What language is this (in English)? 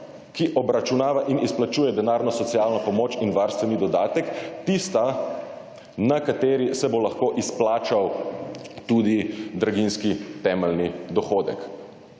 Slovenian